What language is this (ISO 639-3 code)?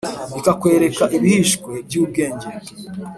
kin